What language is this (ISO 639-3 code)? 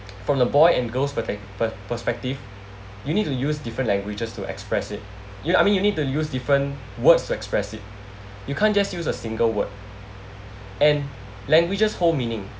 eng